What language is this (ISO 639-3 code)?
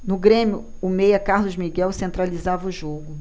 por